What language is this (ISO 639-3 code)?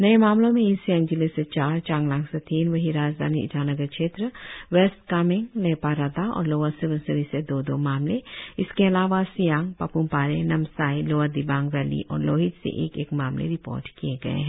hin